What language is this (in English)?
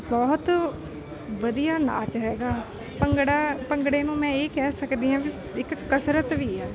Punjabi